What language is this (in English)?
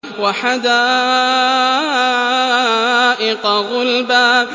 Arabic